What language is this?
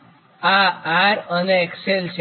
Gujarati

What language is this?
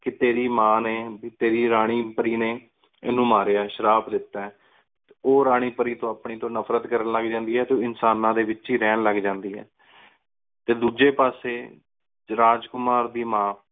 Punjabi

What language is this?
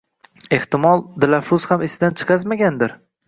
Uzbek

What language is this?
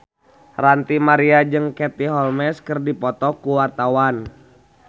Sundanese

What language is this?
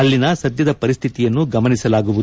Kannada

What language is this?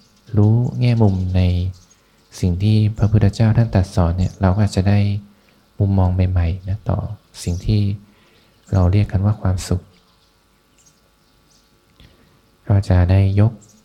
Thai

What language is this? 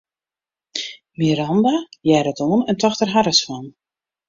Western Frisian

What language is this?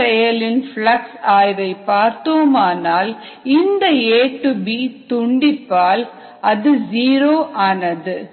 Tamil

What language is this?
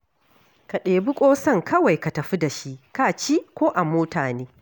Hausa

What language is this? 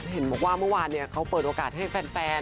Thai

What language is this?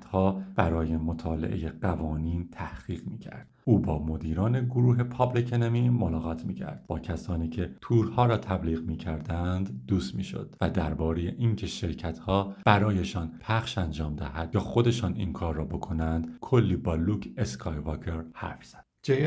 Persian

